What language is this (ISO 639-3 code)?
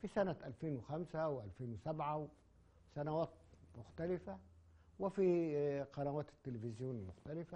ara